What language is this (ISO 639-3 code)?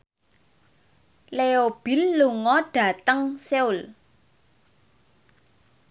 jav